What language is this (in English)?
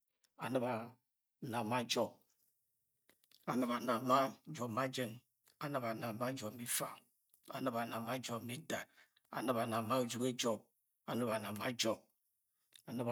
Agwagwune